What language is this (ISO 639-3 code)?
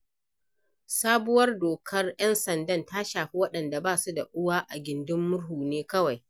hau